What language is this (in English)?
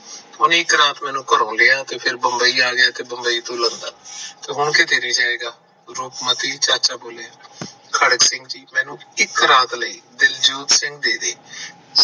Punjabi